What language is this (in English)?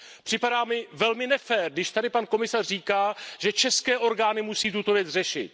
Czech